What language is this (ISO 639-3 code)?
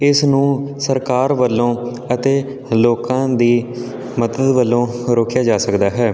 pan